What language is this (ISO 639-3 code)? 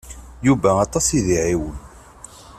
kab